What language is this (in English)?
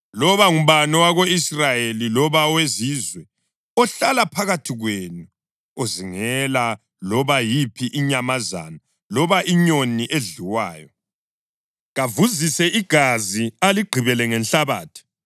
North Ndebele